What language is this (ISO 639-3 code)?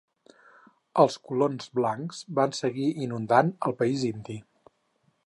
cat